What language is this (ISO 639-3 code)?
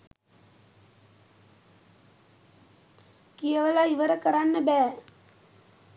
sin